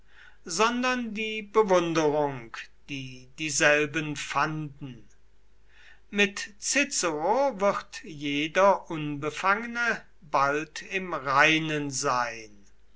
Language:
German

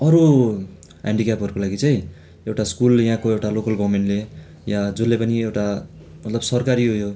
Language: Nepali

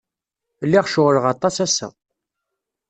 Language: Kabyle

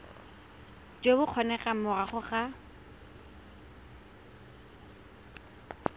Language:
Tswana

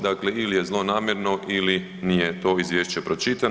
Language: Croatian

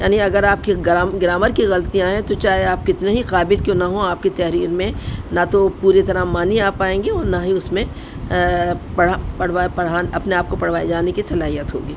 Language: Urdu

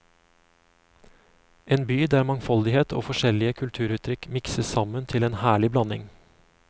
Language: Norwegian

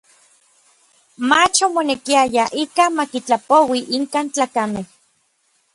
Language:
Orizaba Nahuatl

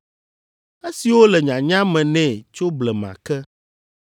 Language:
Ewe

